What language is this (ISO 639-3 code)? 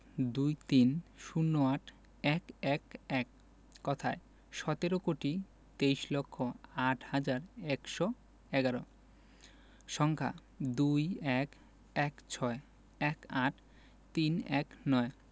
ben